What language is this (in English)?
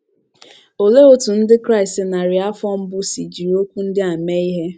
Igbo